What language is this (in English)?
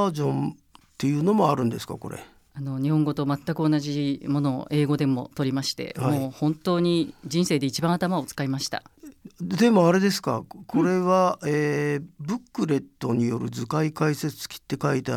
Japanese